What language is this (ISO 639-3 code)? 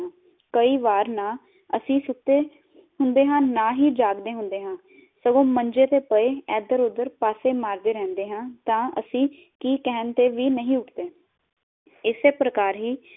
pan